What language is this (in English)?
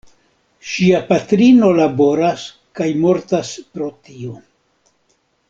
Esperanto